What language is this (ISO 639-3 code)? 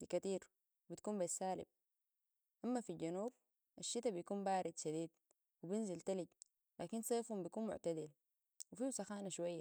apd